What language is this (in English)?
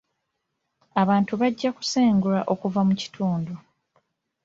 Ganda